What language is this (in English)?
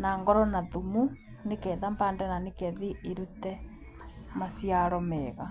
Kikuyu